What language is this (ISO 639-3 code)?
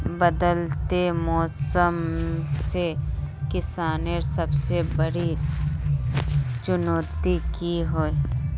mag